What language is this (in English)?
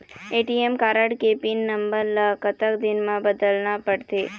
Chhattisgarhi